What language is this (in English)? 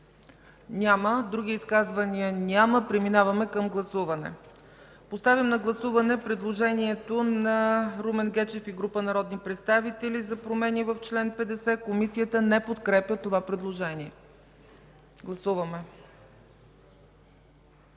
Bulgarian